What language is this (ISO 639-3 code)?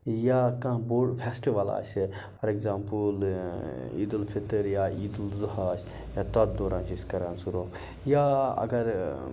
kas